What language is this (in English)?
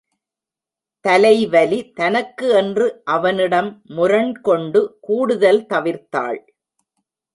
Tamil